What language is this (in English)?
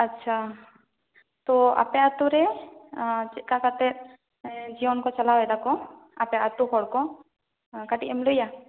Santali